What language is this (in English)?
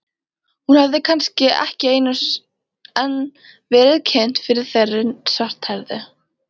Icelandic